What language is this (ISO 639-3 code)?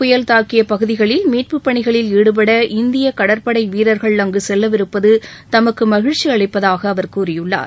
tam